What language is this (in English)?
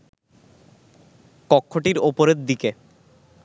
Bangla